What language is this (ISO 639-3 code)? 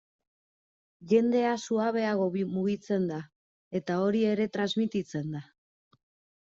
eus